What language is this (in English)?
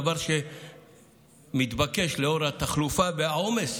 Hebrew